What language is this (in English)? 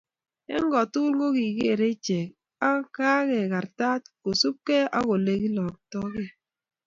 Kalenjin